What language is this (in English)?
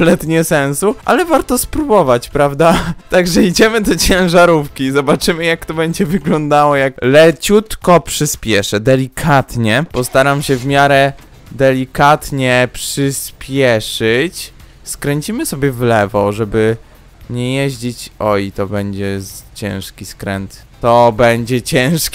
Polish